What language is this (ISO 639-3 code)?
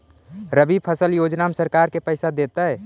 mag